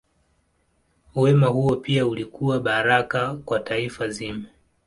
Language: Swahili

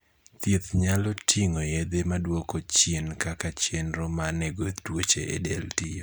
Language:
Luo (Kenya and Tanzania)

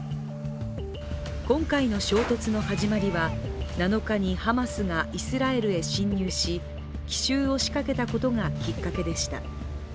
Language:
Japanese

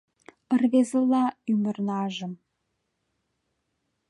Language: Mari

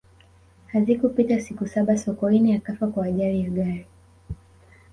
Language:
Swahili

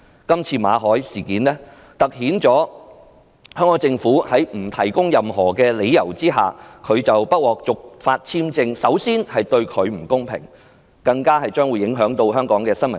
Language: Cantonese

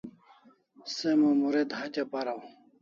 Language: Kalasha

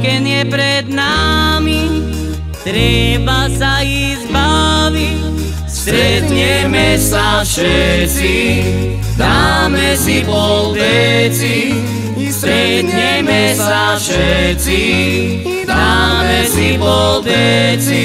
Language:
Romanian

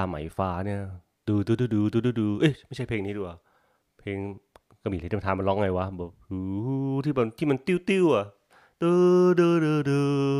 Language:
Thai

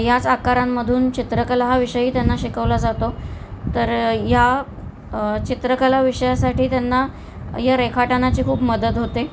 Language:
Marathi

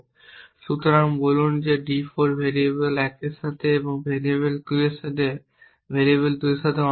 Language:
Bangla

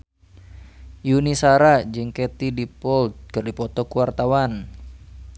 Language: Sundanese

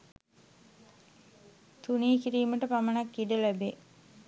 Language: Sinhala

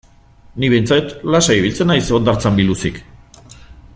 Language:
Basque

